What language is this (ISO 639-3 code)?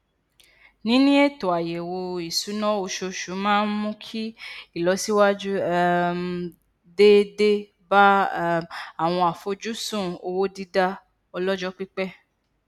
yor